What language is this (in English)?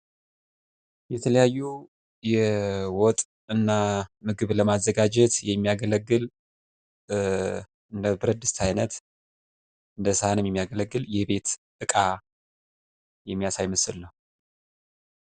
Amharic